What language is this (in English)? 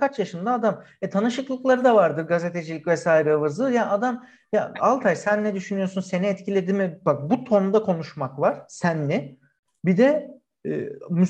Turkish